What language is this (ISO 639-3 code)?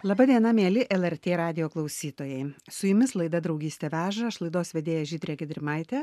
lit